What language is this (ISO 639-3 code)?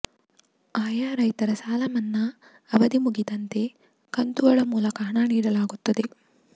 kan